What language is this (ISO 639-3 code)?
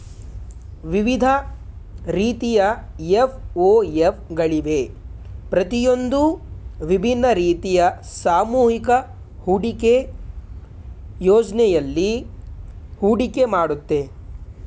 kan